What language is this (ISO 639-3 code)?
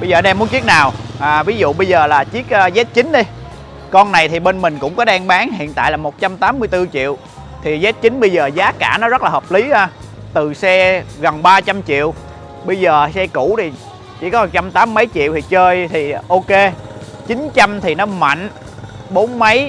vie